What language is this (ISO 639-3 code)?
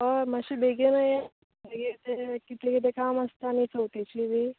kok